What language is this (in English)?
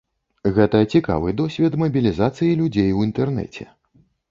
Belarusian